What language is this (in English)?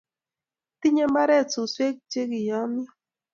Kalenjin